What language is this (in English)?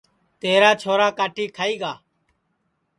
Sansi